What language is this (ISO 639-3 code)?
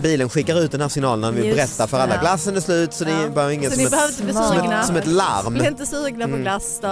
swe